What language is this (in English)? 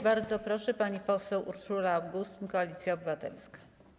Polish